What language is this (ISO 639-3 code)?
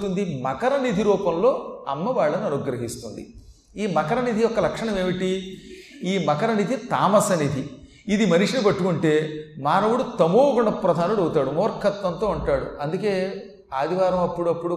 tel